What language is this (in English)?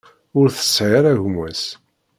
Kabyle